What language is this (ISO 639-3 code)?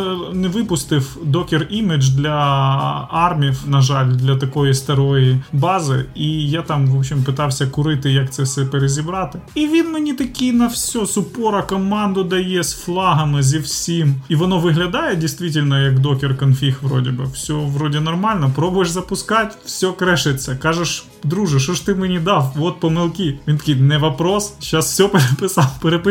ukr